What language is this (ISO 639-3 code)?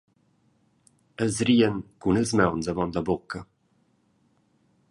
roh